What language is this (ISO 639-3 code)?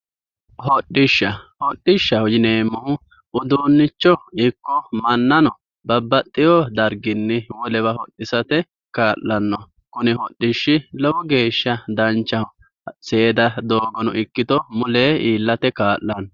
sid